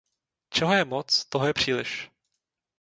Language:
Czech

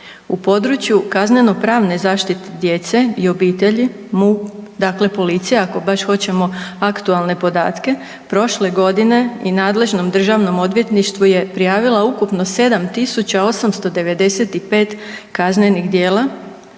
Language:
Croatian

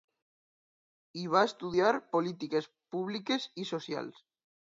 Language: Catalan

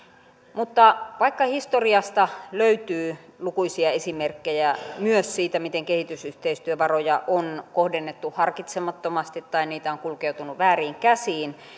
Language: Finnish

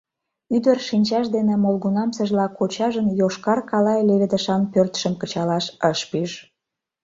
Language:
Mari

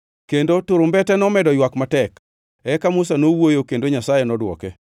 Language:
Luo (Kenya and Tanzania)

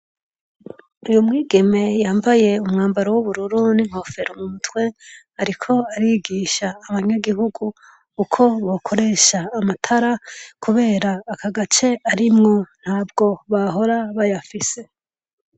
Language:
Rundi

